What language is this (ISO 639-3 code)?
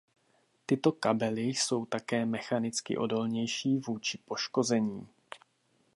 ces